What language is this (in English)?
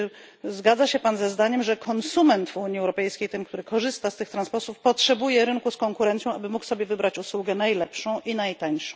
Polish